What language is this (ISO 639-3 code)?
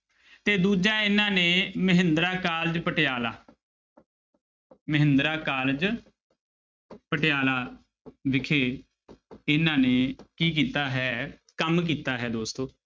pan